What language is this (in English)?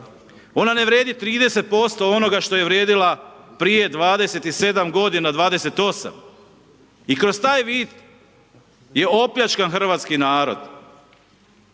Croatian